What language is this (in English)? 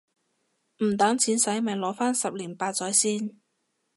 Cantonese